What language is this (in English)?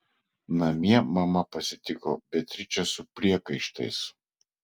Lithuanian